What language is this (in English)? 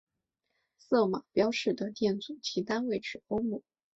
Chinese